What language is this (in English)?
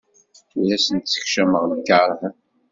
Kabyle